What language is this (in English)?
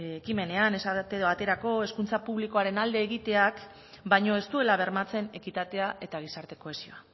Basque